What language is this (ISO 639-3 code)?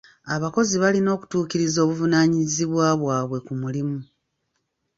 lug